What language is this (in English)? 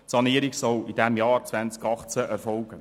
Swiss German